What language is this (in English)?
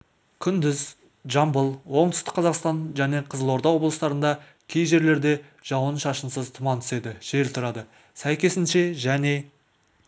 Kazakh